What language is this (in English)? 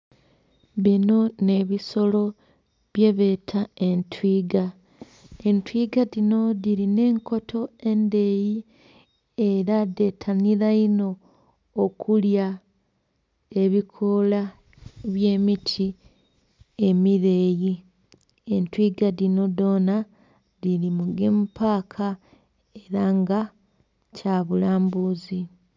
Soga